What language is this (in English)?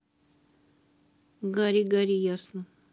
Russian